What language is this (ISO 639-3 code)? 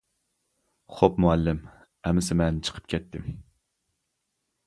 uig